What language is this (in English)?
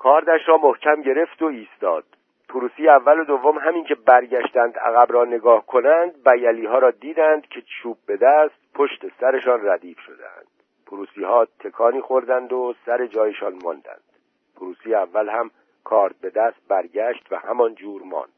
Persian